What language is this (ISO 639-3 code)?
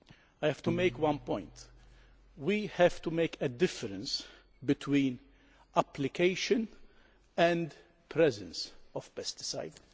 eng